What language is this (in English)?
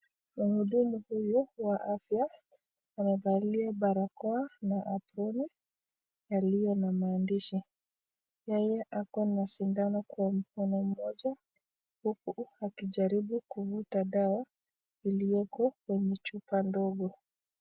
Swahili